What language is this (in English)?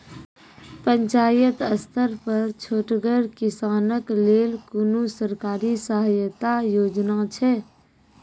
Maithili